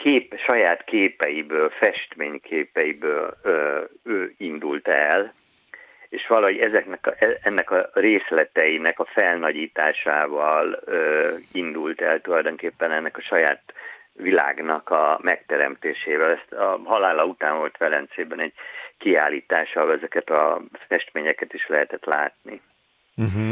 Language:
Hungarian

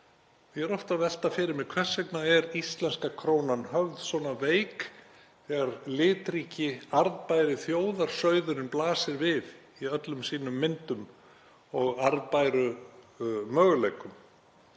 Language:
Icelandic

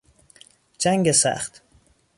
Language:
Persian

